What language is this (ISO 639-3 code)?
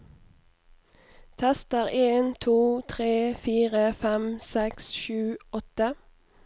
nor